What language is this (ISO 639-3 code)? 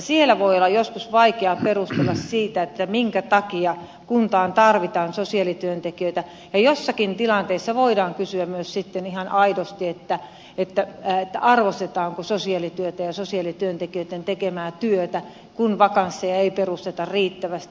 fin